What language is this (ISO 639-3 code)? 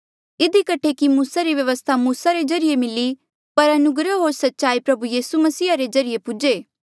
mjl